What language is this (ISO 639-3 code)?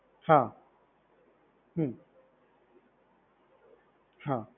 guj